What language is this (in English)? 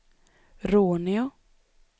Swedish